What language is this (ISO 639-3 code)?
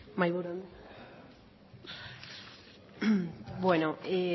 eus